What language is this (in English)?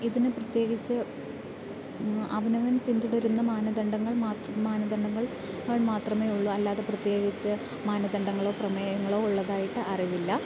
Malayalam